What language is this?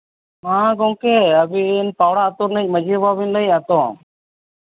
Santali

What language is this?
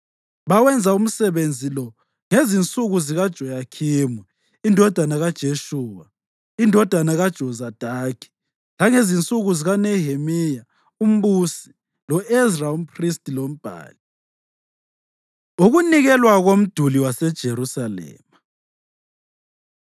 North Ndebele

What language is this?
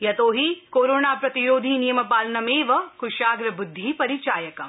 Sanskrit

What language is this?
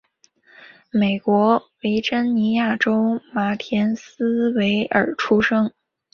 Chinese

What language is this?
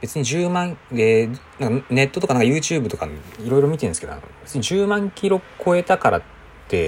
Japanese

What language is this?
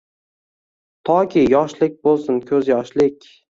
Uzbek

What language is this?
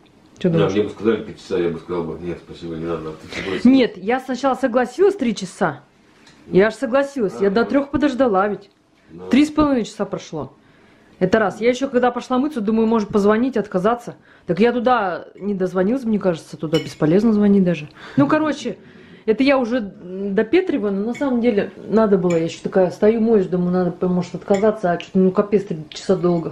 Russian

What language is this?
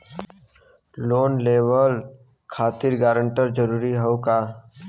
Bhojpuri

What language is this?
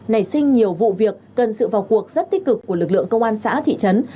Vietnamese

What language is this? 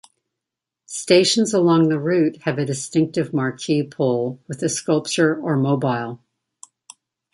English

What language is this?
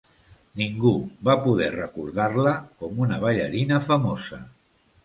Catalan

